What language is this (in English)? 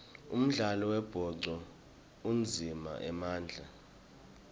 Swati